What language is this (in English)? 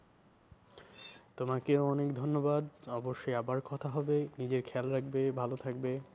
Bangla